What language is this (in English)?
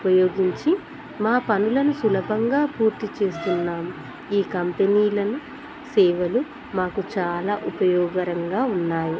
Telugu